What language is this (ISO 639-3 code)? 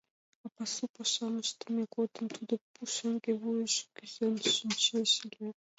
chm